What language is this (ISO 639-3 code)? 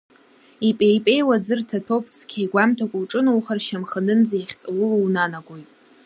abk